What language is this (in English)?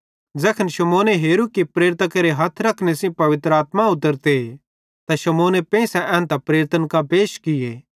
Bhadrawahi